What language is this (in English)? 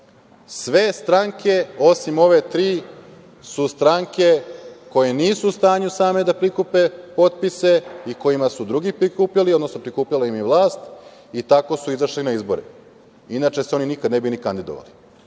Serbian